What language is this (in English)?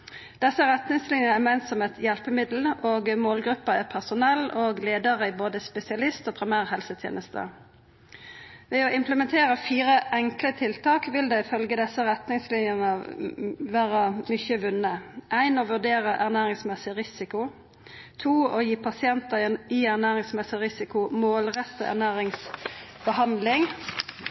Norwegian Nynorsk